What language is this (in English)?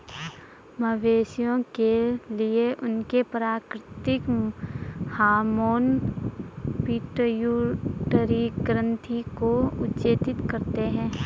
Hindi